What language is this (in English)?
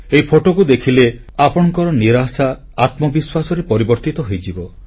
Odia